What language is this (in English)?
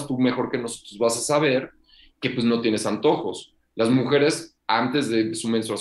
Spanish